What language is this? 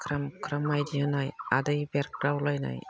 Bodo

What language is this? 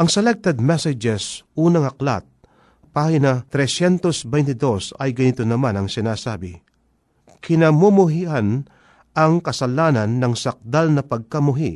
Filipino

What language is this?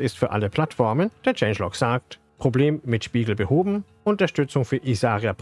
German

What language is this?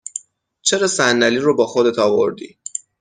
Persian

